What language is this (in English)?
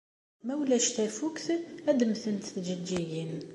Kabyle